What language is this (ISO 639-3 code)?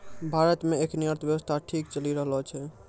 mai